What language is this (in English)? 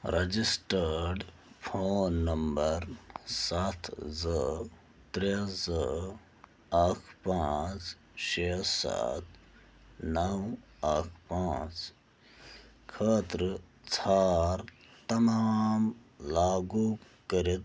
Kashmiri